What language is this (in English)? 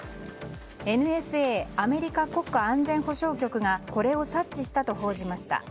Japanese